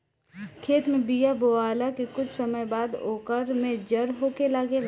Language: Bhojpuri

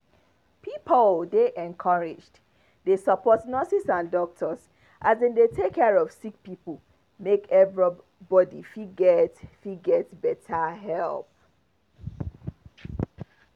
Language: Nigerian Pidgin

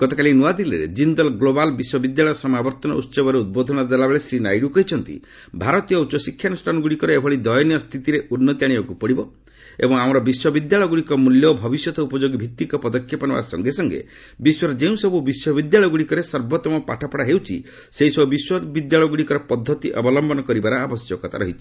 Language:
Odia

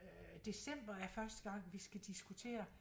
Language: Danish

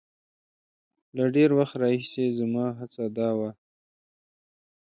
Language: Pashto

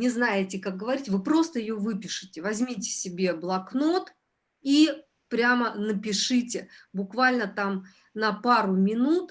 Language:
Russian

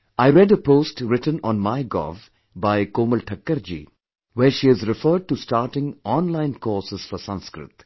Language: English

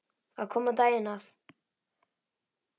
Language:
Icelandic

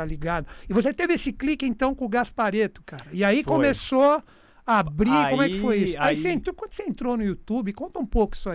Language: Portuguese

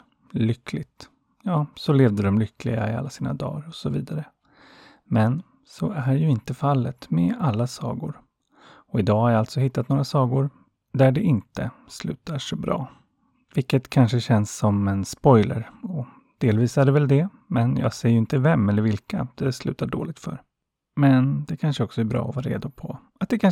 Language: Swedish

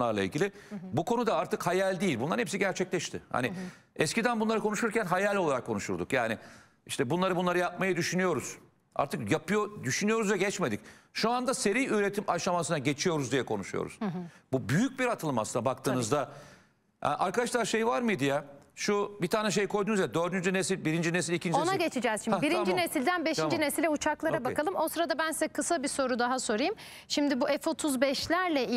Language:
Turkish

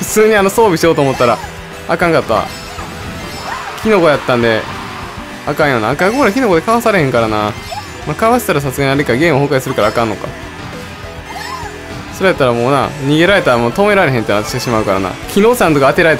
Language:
Japanese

